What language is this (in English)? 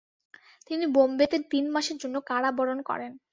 Bangla